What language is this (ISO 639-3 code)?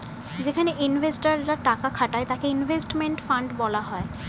ben